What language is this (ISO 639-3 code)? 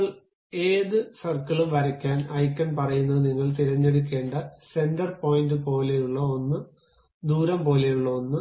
mal